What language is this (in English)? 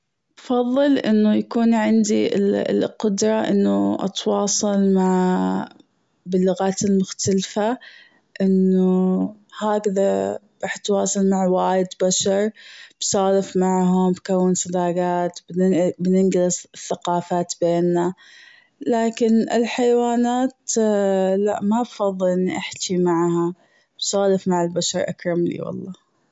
Gulf Arabic